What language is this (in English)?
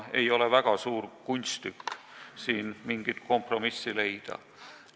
Estonian